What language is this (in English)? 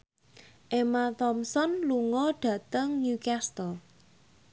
Javanese